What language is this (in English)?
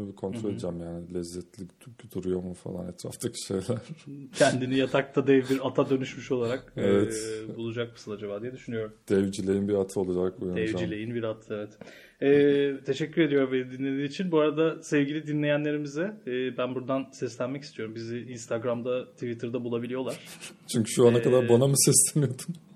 Turkish